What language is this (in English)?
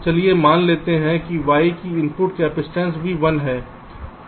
Hindi